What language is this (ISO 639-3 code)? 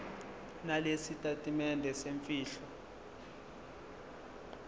zul